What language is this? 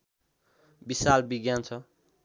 Nepali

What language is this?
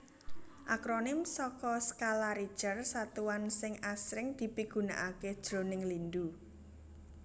Javanese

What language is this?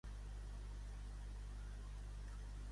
Catalan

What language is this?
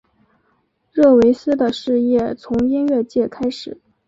Chinese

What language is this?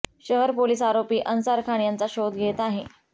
Marathi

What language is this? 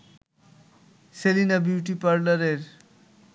Bangla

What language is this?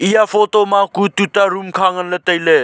Wancho Naga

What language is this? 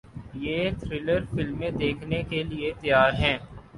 Urdu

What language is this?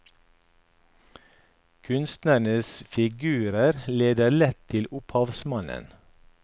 Norwegian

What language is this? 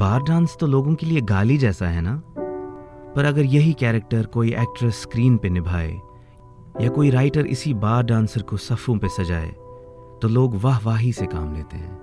Hindi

